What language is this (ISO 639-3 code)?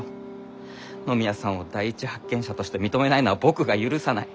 jpn